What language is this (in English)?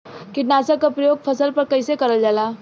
Bhojpuri